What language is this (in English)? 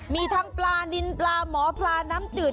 Thai